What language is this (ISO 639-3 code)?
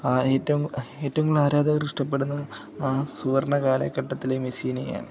mal